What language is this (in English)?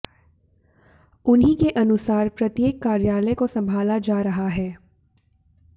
Hindi